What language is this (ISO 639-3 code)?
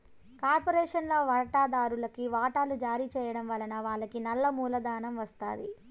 tel